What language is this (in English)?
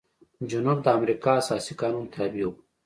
Pashto